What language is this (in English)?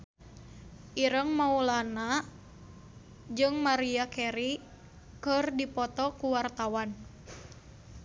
Sundanese